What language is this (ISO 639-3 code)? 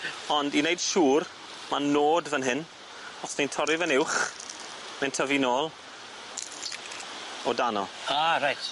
cym